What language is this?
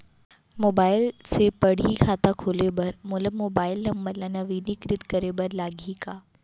Chhattisgarhi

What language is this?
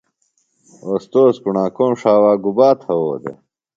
Phalura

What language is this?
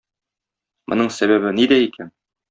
Tatar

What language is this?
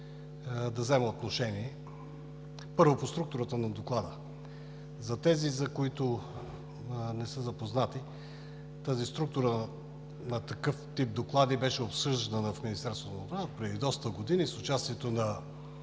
Bulgarian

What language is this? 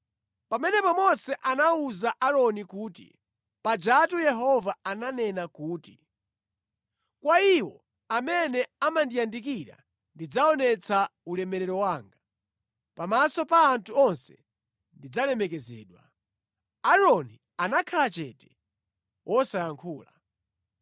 Nyanja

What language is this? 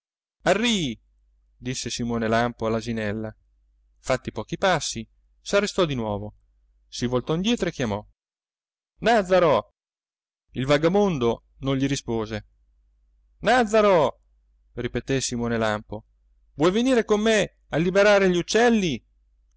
Italian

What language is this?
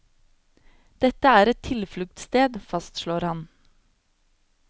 Norwegian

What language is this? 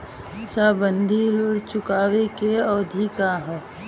Bhojpuri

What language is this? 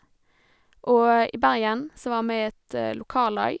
Norwegian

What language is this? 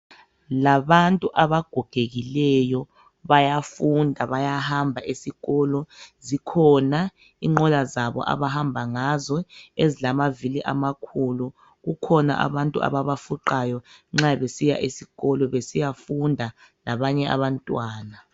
North Ndebele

